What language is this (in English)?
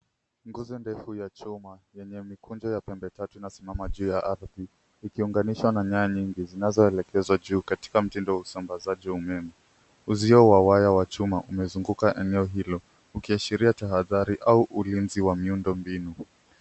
Swahili